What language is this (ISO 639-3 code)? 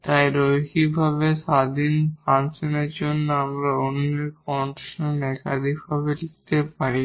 ben